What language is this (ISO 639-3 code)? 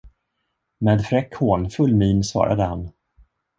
swe